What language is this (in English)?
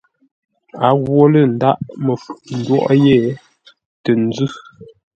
Ngombale